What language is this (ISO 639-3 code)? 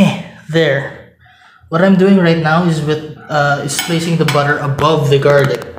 eng